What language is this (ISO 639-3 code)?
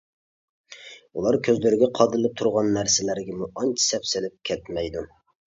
uig